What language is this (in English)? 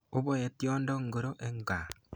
Kalenjin